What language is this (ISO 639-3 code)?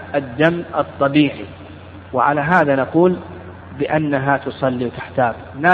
ara